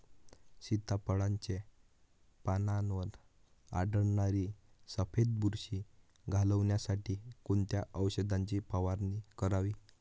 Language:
Marathi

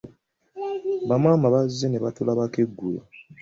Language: Ganda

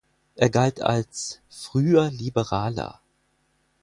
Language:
German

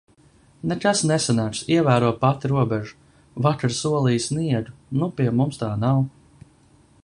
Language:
Latvian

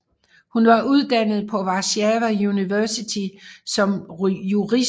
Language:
Danish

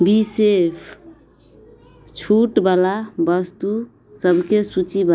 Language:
Maithili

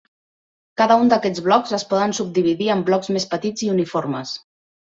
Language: Catalan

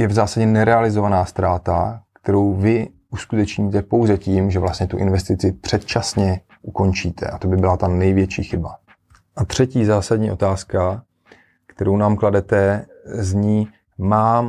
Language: Czech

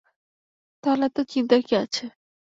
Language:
Bangla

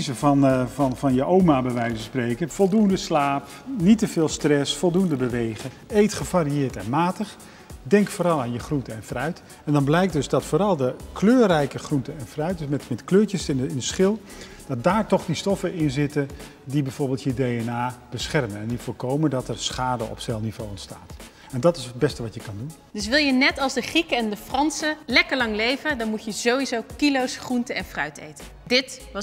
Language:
Dutch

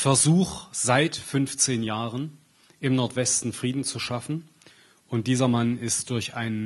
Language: German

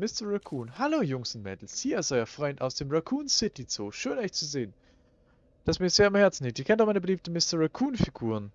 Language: German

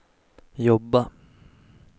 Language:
Swedish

